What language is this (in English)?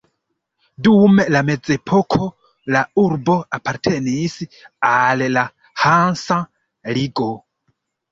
Esperanto